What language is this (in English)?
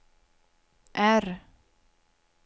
Swedish